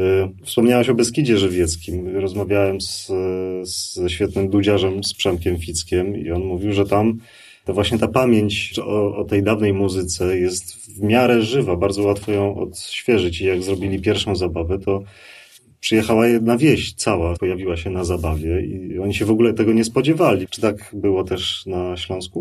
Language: Polish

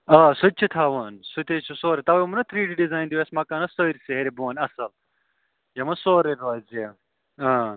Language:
Kashmiri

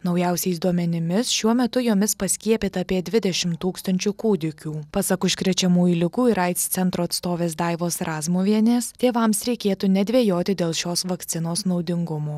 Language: Lithuanian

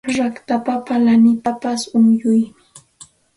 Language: Santa Ana de Tusi Pasco Quechua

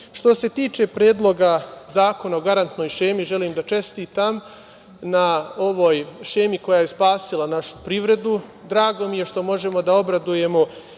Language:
Serbian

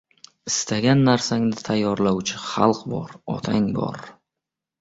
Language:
Uzbek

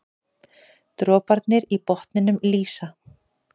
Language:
Icelandic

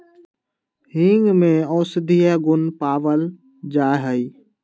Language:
Magahi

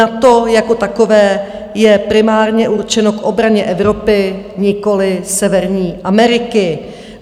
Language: Czech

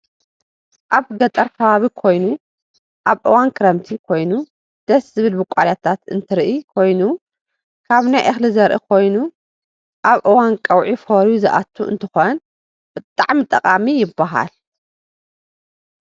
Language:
Tigrinya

